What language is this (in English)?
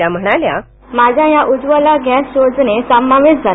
Marathi